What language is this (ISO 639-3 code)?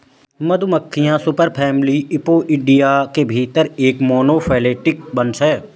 hin